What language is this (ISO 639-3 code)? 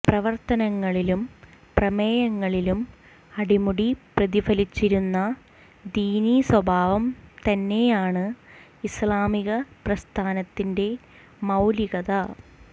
mal